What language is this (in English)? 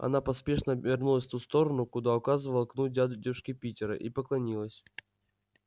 Russian